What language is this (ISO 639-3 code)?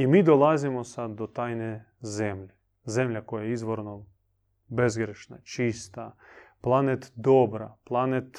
hrv